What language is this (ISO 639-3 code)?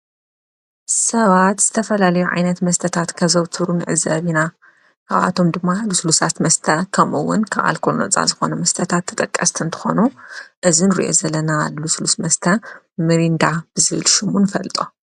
tir